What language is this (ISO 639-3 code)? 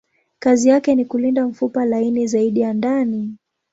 swa